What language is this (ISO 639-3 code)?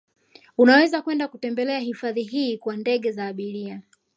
swa